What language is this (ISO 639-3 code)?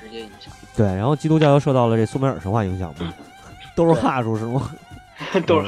zho